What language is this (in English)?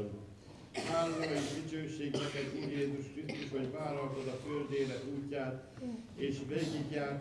Hungarian